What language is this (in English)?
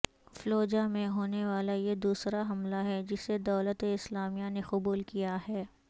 Urdu